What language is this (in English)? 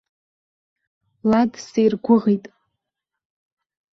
Abkhazian